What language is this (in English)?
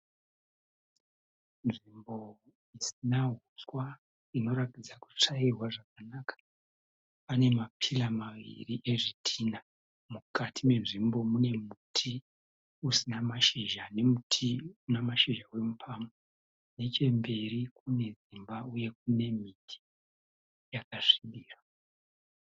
Shona